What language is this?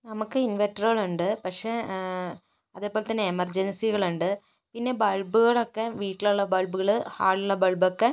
Malayalam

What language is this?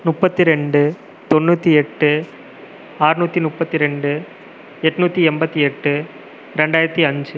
Tamil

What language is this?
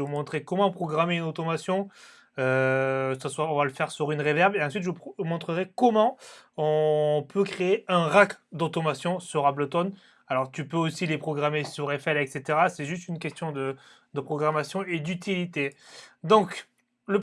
French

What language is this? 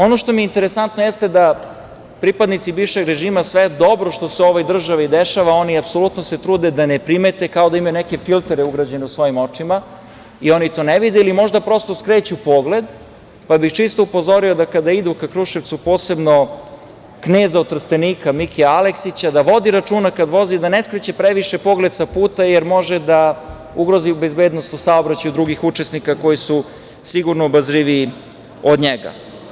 Serbian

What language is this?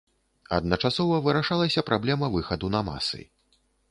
Belarusian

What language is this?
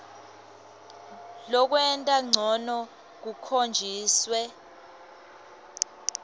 Swati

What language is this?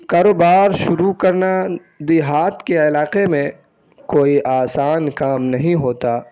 Urdu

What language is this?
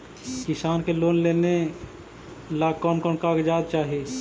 Magahi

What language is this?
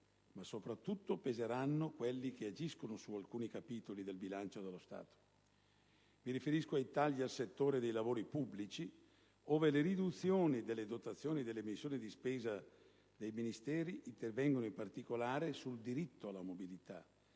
Italian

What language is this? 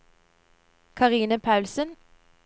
Norwegian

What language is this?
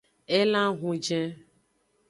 Aja (Benin)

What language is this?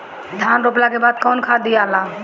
Bhojpuri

